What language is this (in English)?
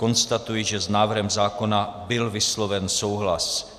Czech